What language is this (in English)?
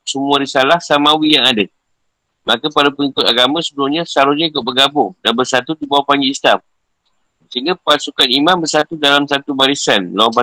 Malay